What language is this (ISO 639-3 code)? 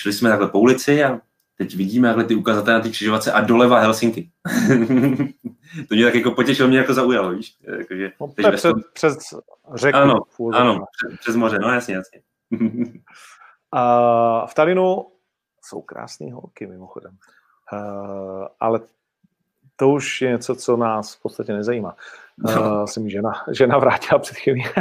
ces